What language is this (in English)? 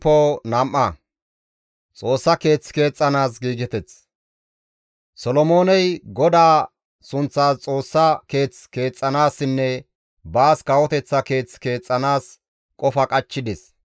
Gamo